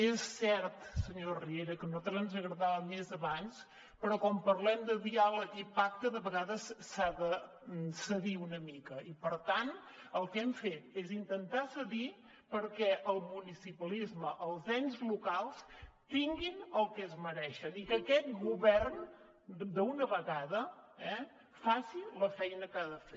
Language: Catalan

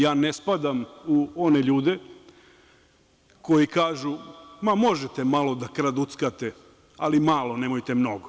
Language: Serbian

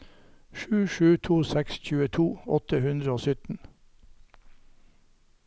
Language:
Norwegian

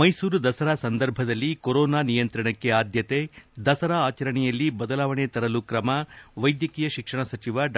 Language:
Kannada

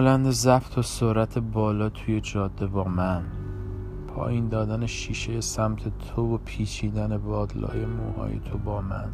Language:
Persian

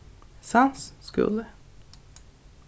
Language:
Faroese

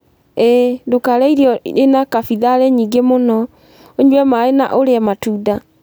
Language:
Kikuyu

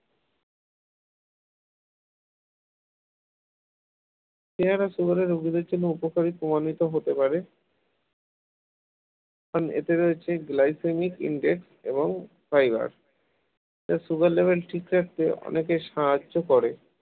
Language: Bangla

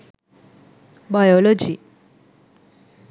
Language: Sinhala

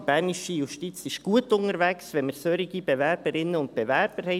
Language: Swiss German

